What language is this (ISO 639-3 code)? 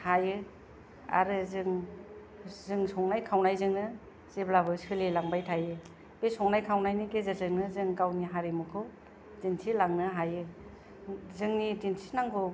brx